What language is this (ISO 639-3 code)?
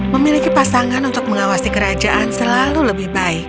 ind